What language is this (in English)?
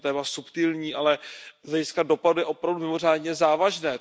Czech